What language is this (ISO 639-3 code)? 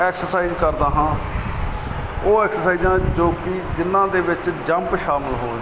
pan